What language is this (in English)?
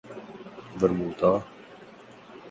Urdu